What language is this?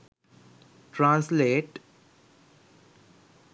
Sinhala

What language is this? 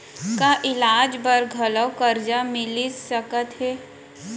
Chhattisgarhi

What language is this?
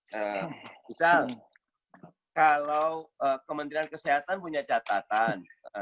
Indonesian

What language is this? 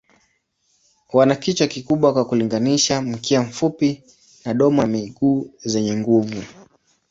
Swahili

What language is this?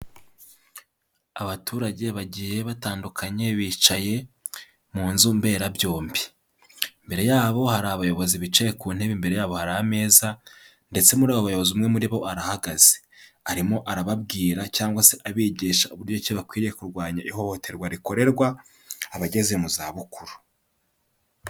Kinyarwanda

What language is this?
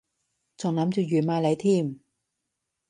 Cantonese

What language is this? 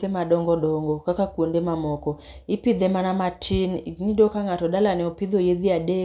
Luo (Kenya and Tanzania)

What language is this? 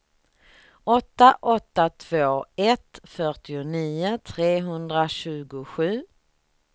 Swedish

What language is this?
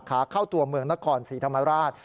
Thai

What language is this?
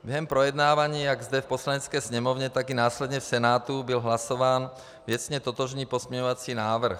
Czech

